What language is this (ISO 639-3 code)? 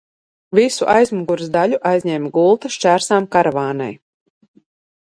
lav